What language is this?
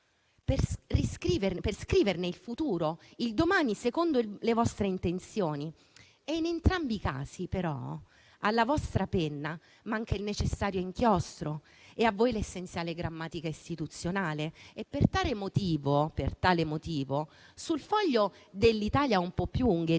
Italian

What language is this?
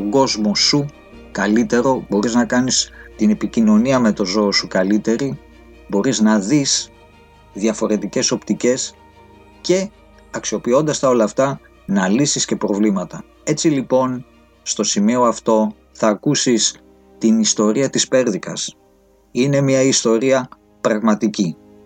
Greek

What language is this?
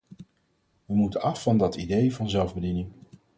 Dutch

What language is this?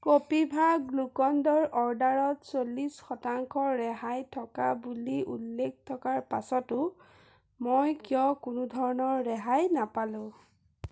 Assamese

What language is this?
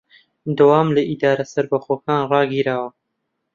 Central Kurdish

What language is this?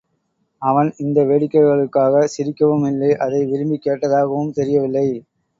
Tamil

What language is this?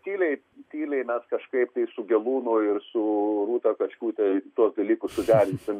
Lithuanian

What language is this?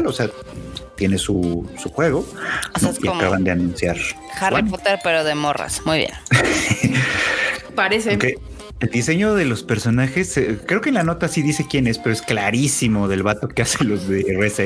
Spanish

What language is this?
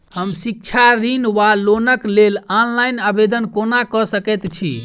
Maithili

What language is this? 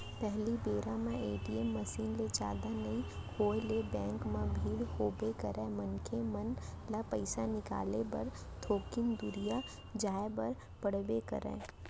Chhattisgarhi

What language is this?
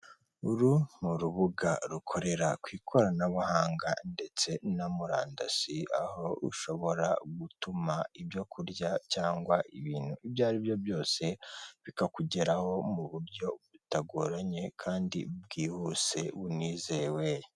Kinyarwanda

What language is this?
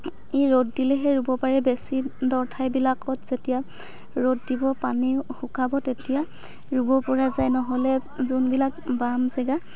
Assamese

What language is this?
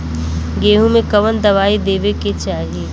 Bhojpuri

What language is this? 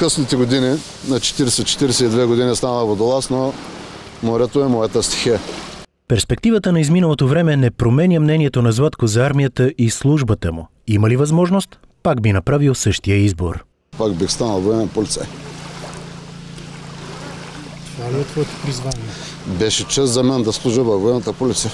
Bulgarian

